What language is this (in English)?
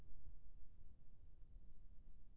Chhattisgarhi